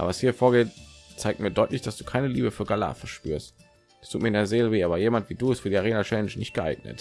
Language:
German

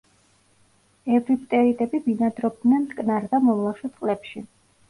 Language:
Georgian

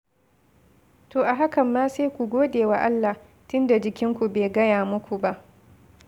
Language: Hausa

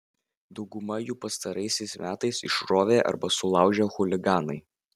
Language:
Lithuanian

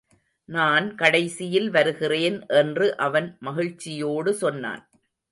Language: Tamil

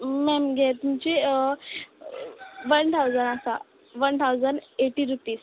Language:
Konkani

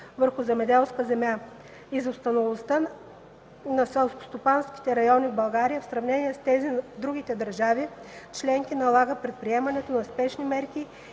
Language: Bulgarian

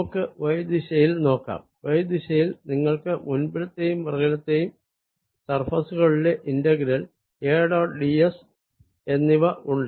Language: Malayalam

